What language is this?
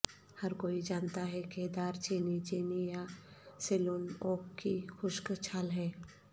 Urdu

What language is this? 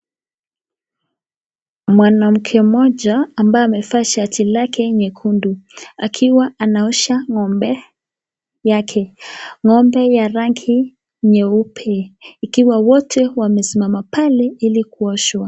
Swahili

